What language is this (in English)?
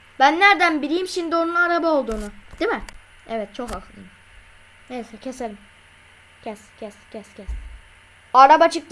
Turkish